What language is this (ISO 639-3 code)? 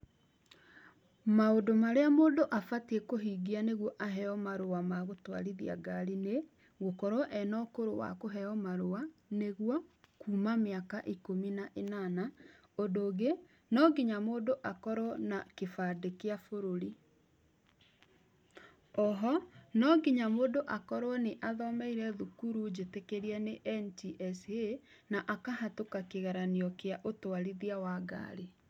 kik